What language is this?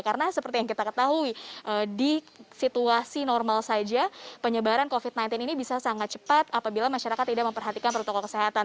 Indonesian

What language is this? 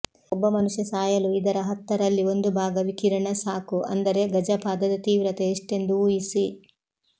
Kannada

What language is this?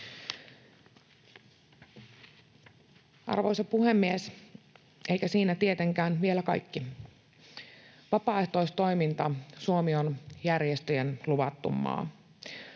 Finnish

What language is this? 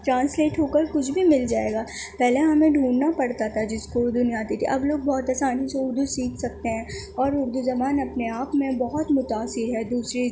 Urdu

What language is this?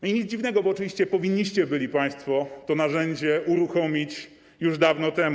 Polish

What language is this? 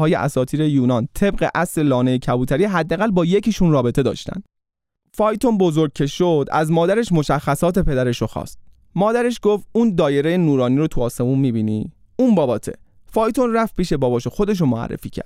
Persian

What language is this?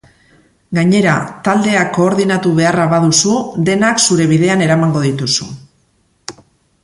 Basque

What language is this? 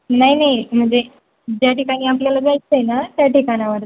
Marathi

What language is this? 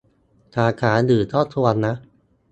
Thai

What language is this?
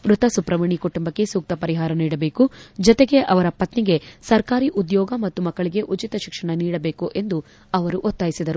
Kannada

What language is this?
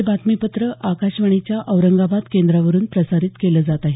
Marathi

